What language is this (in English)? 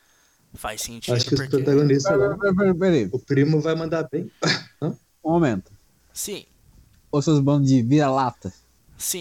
Portuguese